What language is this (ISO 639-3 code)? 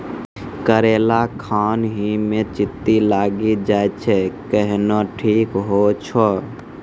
mai